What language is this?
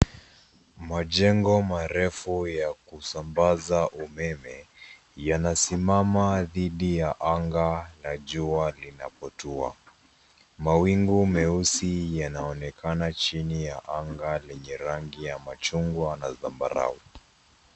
Swahili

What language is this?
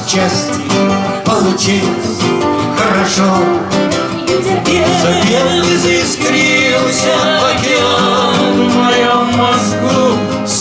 Russian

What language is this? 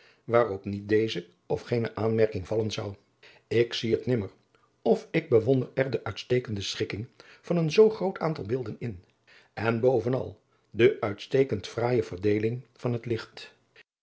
Dutch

